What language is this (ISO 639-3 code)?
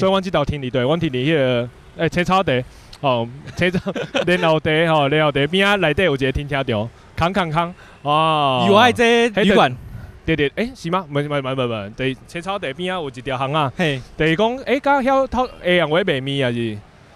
zho